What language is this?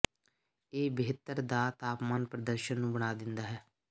Punjabi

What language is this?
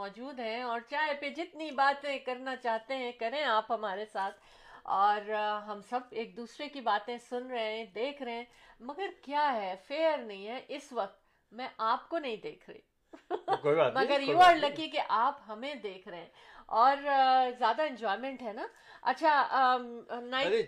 Urdu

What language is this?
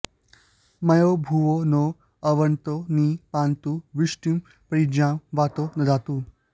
Sanskrit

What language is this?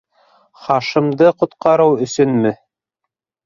Bashkir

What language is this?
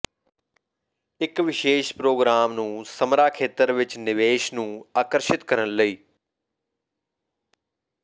Punjabi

